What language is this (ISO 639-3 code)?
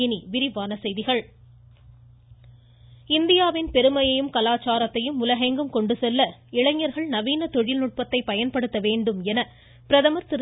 tam